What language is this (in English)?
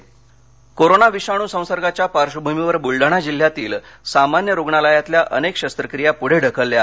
Marathi